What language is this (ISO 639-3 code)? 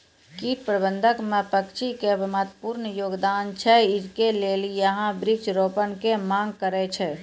mai